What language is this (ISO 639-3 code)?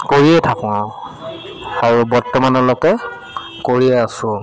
asm